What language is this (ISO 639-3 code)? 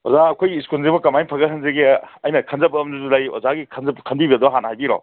mni